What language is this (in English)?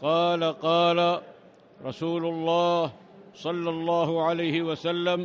Arabic